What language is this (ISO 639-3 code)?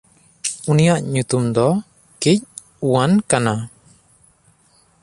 sat